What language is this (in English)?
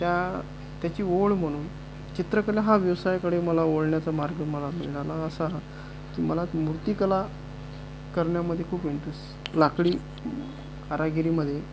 Marathi